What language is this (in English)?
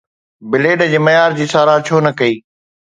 Sindhi